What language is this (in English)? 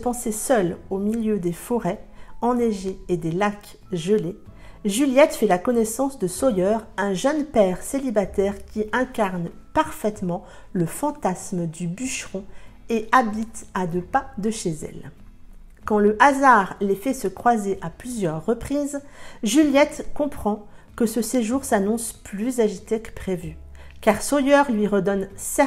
French